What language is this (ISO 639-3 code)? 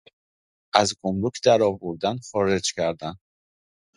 fas